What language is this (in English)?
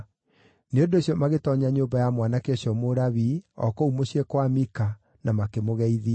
Kikuyu